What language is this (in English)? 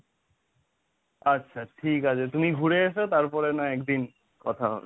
Bangla